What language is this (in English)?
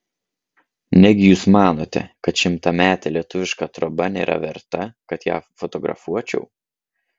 Lithuanian